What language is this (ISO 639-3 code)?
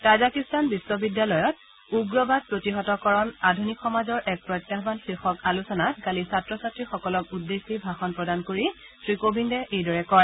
asm